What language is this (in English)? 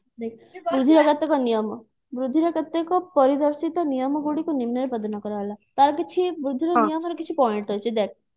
Odia